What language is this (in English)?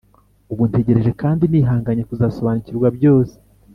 Kinyarwanda